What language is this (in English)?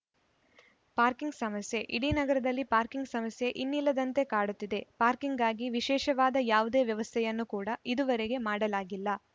Kannada